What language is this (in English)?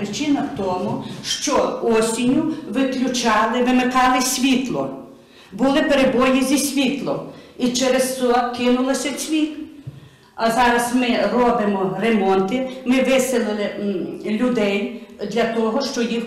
Ukrainian